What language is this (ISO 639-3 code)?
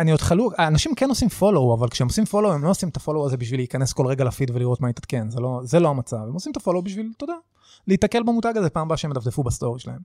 heb